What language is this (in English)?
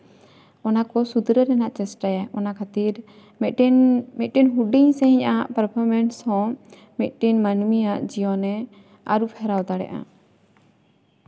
Santali